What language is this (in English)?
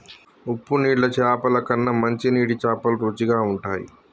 Telugu